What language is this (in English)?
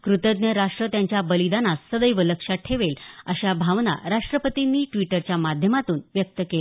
Marathi